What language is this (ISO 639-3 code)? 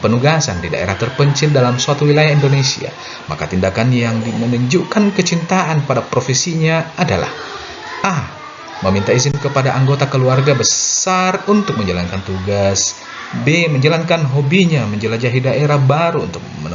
ind